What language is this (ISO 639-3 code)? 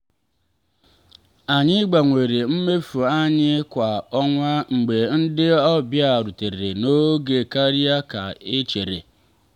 ibo